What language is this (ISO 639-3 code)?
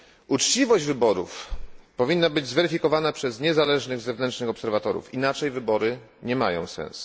pol